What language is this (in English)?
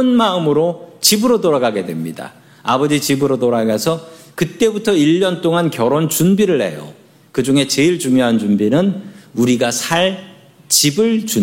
Korean